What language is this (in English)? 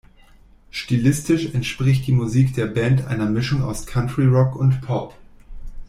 German